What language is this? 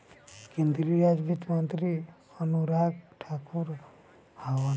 Bhojpuri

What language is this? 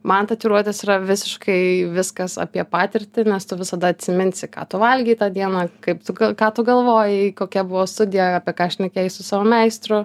Lithuanian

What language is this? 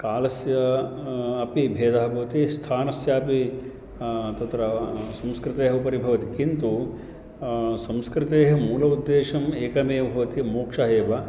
Sanskrit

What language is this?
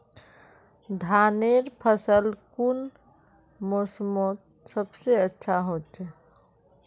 Magahi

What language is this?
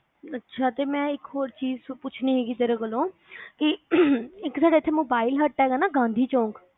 Punjabi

